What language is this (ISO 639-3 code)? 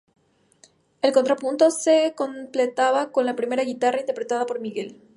spa